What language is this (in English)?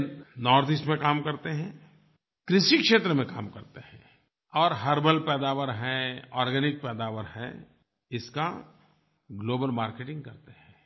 Hindi